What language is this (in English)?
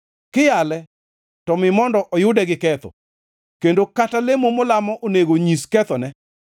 Luo (Kenya and Tanzania)